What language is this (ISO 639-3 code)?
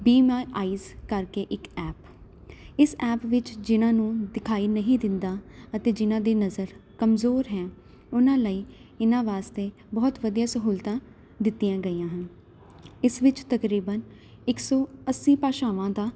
pan